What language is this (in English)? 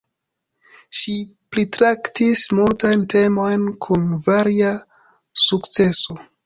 Esperanto